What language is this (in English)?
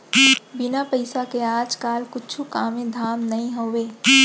Chhattisgarhi